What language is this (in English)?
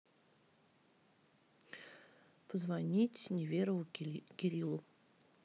Russian